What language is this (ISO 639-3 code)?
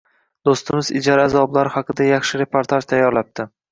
uzb